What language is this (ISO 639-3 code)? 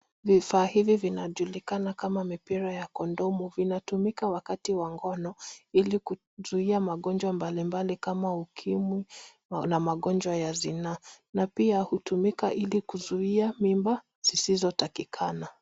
swa